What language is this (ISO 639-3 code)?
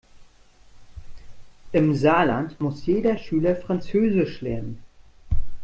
deu